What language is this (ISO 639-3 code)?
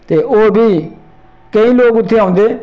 doi